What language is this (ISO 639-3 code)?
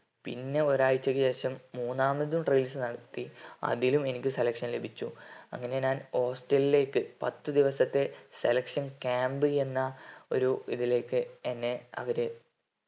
mal